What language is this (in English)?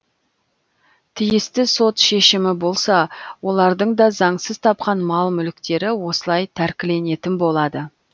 Kazakh